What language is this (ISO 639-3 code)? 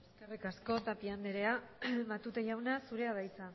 eus